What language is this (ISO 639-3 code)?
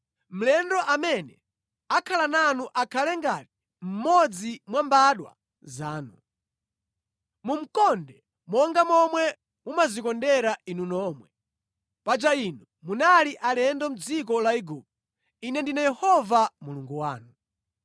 nya